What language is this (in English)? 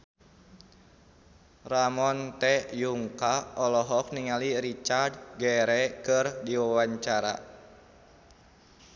Sundanese